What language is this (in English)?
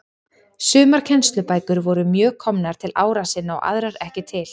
Icelandic